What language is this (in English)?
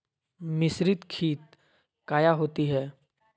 Magahi